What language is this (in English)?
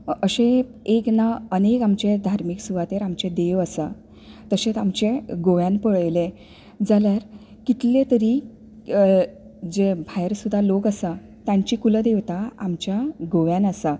Konkani